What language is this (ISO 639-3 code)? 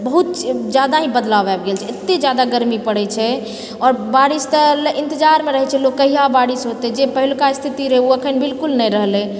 mai